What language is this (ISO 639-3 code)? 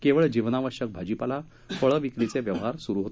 mar